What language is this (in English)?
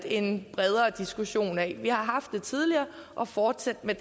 Danish